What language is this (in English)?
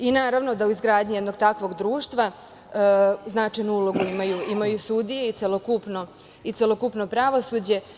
Serbian